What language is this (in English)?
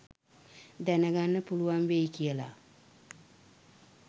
Sinhala